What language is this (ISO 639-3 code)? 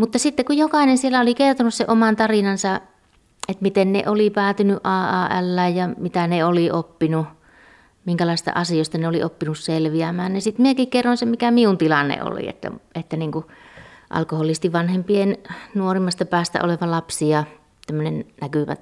fin